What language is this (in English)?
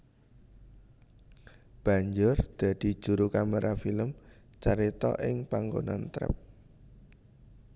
Javanese